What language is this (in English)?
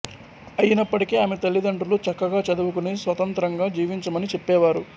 Telugu